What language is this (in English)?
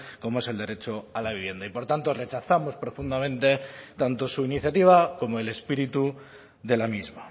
Spanish